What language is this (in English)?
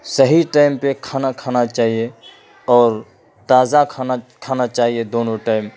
Urdu